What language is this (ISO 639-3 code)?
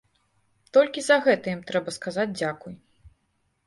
bel